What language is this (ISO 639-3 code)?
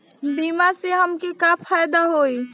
bho